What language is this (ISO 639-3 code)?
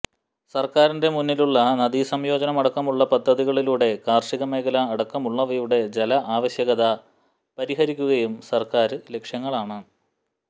mal